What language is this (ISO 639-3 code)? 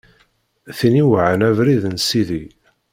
kab